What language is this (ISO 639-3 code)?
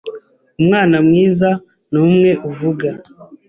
kin